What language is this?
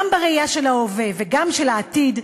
Hebrew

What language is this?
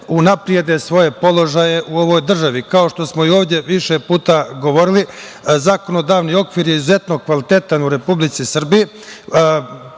Serbian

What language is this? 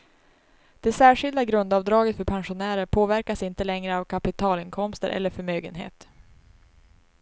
Swedish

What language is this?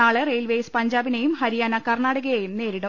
Malayalam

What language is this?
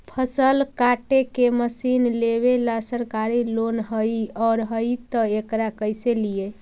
Magahi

